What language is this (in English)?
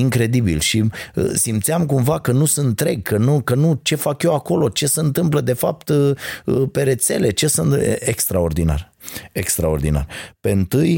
Romanian